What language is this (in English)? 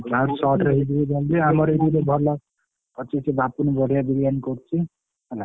Odia